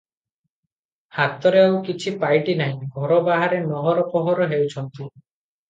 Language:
Odia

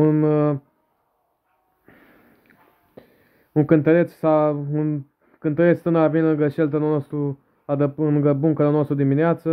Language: Romanian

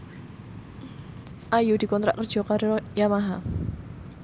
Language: Javanese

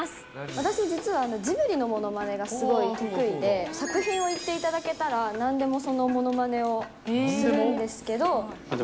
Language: Japanese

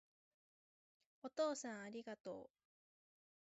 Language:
Japanese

